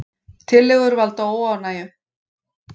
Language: Icelandic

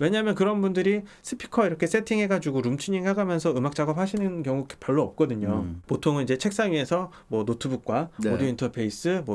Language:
Korean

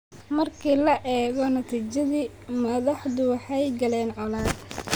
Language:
Somali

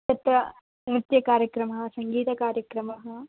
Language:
Sanskrit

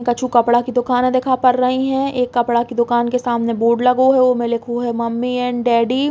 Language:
Bundeli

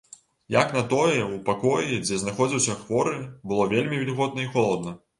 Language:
Belarusian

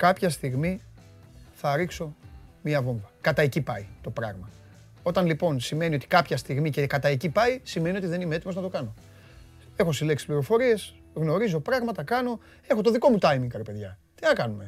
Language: Greek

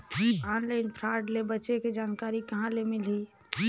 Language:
Chhattisgarhi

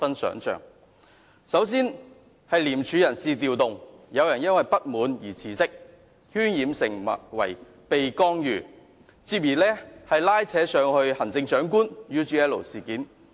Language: Cantonese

